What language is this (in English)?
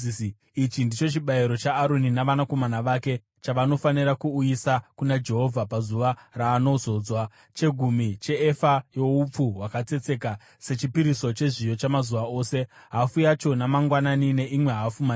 Shona